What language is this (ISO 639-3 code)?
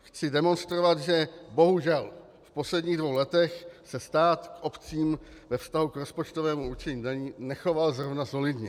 ces